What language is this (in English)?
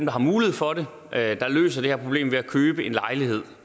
Danish